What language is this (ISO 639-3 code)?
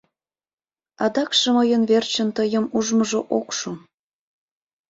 chm